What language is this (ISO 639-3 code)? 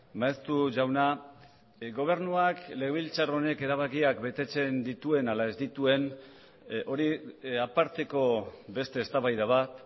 eus